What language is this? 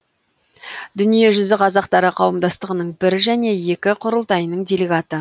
Kazakh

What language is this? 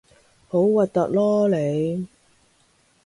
Cantonese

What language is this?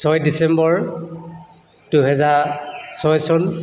Assamese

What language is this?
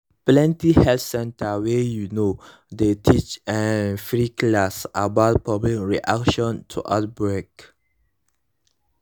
Nigerian Pidgin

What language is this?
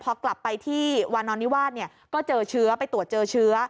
Thai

